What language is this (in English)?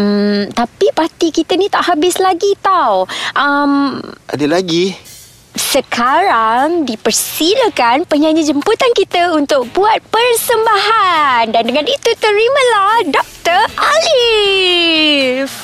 Malay